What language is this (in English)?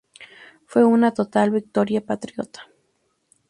Spanish